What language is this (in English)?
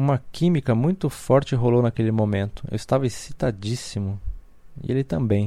Portuguese